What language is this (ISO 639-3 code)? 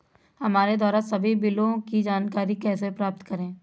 hin